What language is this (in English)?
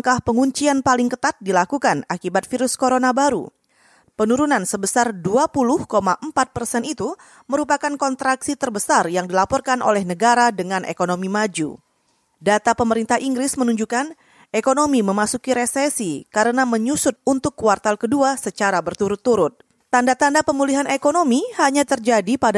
Indonesian